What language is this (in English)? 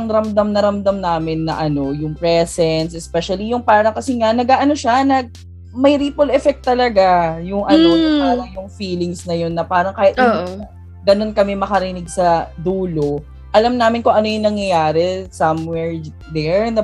Filipino